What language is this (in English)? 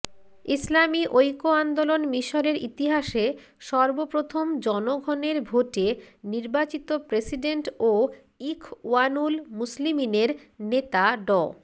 Bangla